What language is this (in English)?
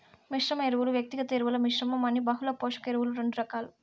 Telugu